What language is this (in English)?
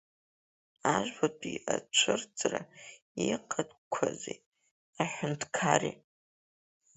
Abkhazian